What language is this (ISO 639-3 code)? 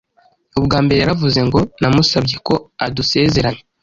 kin